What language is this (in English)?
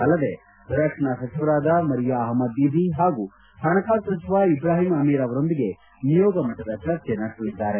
Kannada